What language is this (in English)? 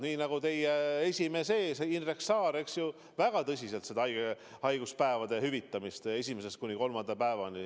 Estonian